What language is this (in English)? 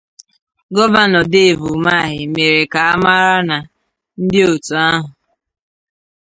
Igbo